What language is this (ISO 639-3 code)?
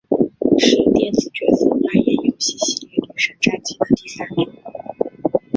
zho